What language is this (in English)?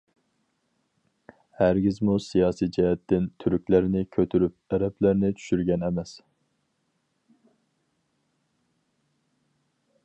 Uyghur